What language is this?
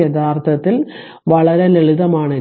Malayalam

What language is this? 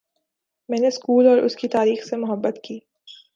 Urdu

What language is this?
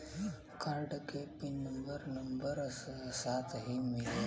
Bhojpuri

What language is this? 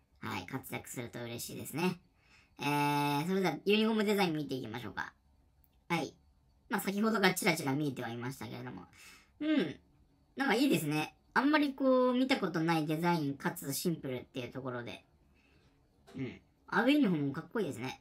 Japanese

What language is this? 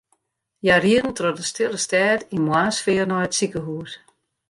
Western Frisian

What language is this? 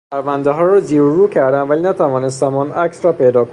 Persian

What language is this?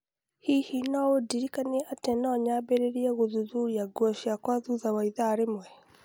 Kikuyu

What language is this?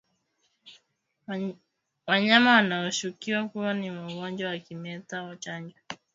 Swahili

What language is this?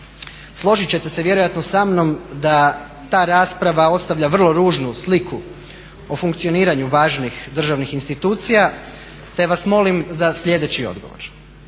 Croatian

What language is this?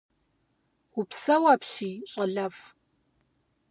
Kabardian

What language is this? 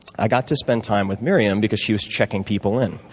English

